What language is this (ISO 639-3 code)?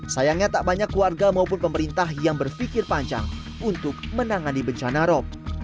ind